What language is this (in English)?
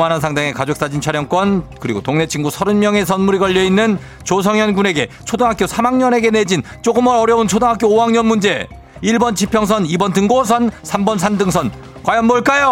Korean